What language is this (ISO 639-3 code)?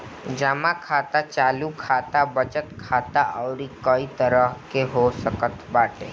bho